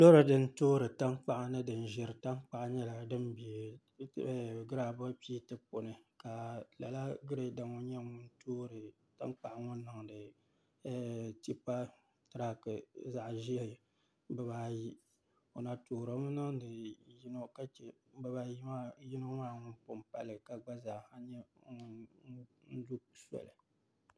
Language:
Dagbani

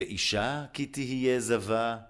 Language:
Hebrew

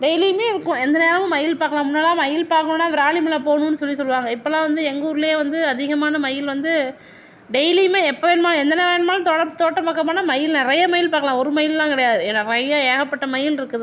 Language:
Tamil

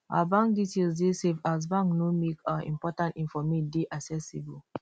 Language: Nigerian Pidgin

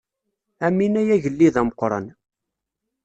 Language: Kabyle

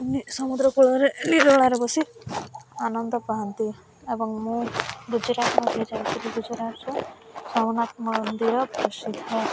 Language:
Odia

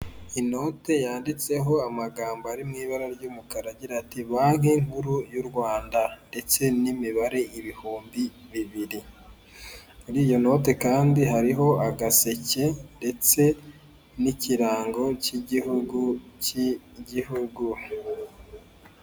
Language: Kinyarwanda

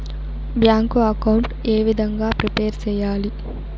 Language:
Telugu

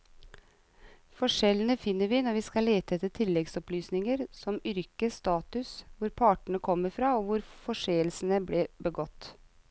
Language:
Norwegian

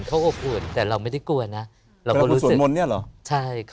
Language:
Thai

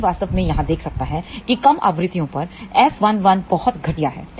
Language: Hindi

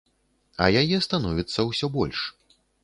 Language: Belarusian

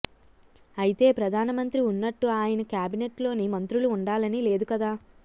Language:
Telugu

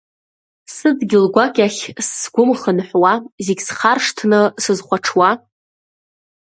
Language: Abkhazian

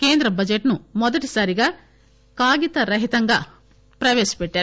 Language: Telugu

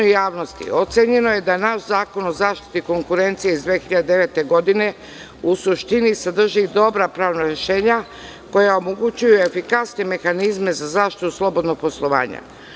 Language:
Serbian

